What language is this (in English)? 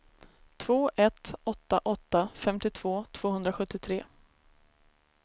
Swedish